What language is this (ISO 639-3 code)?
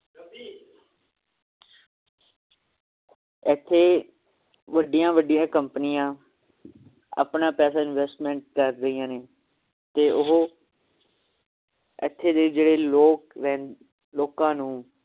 pan